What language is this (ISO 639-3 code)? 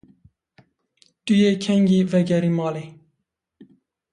kur